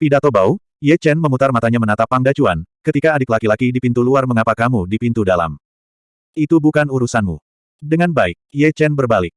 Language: Indonesian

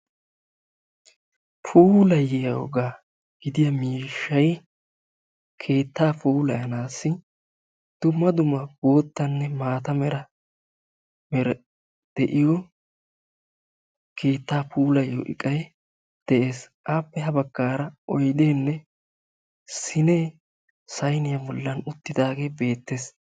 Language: Wolaytta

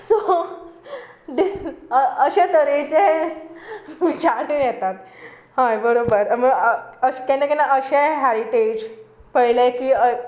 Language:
Konkani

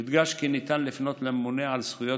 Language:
Hebrew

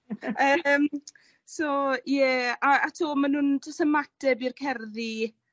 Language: Welsh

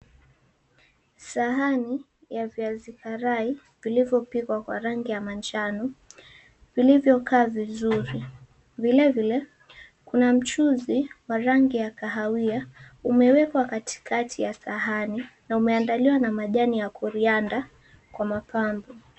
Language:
Swahili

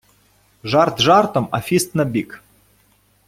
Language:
Ukrainian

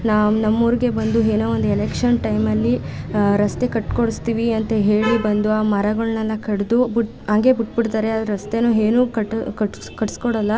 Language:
Kannada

